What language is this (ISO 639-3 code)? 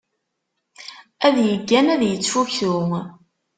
kab